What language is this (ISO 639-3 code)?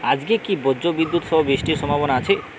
ben